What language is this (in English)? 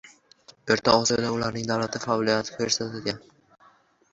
Uzbek